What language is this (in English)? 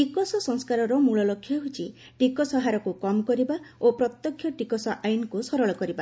Odia